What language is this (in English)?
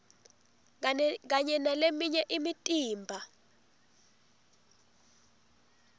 Swati